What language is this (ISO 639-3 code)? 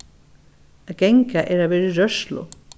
fao